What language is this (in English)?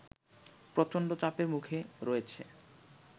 Bangla